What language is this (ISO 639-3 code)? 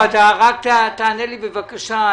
heb